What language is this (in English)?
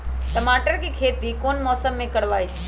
Magahi